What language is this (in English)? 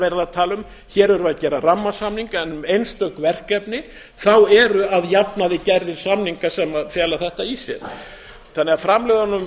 Icelandic